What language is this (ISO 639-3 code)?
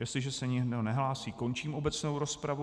ces